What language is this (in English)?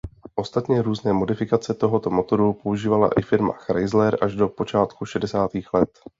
Czech